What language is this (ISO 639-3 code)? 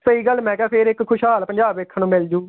pan